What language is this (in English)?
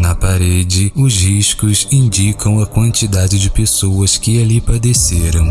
Portuguese